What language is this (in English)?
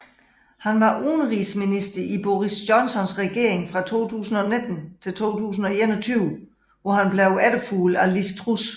Danish